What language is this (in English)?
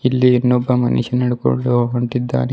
Kannada